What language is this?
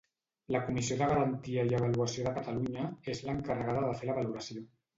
Catalan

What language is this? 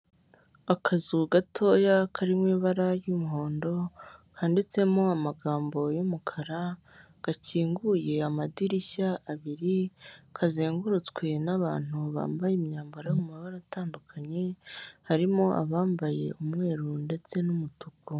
Kinyarwanda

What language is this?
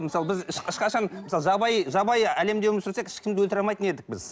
Kazakh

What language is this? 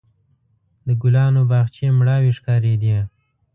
Pashto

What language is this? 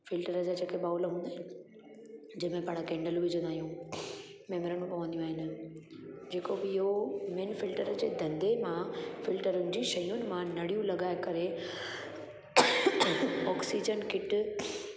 Sindhi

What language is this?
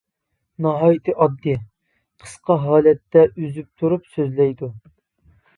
Uyghur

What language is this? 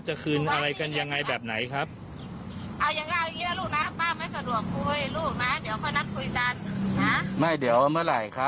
Thai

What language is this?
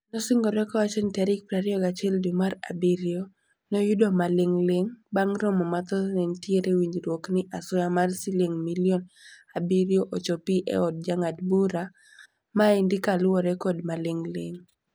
Luo (Kenya and Tanzania)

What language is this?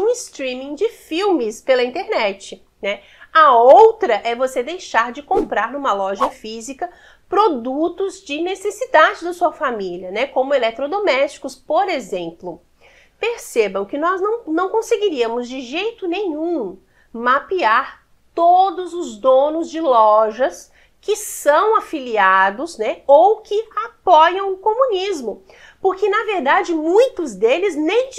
Portuguese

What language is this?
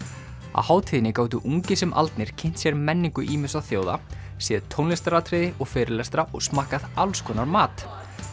Icelandic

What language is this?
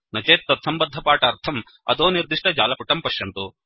Sanskrit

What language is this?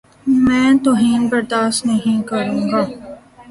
Urdu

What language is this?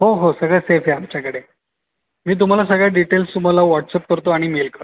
Marathi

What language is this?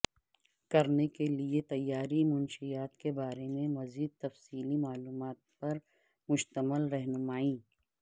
Urdu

